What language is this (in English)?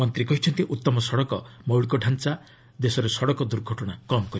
Odia